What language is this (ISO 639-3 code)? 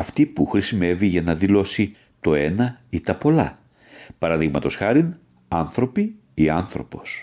ell